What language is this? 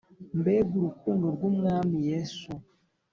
Kinyarwanda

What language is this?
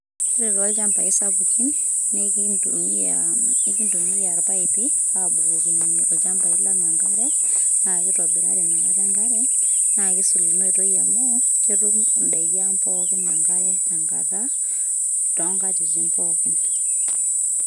Masai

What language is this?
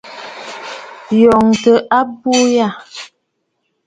Bafut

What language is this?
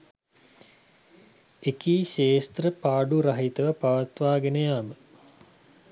Sinhala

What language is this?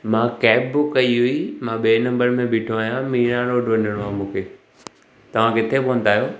Sindhi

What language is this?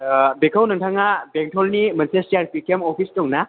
Bodo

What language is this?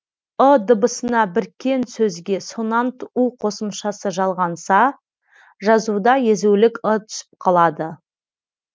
Kazakh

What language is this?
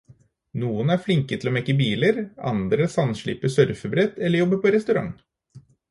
Norwegian Bokmål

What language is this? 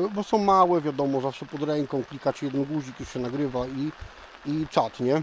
Polish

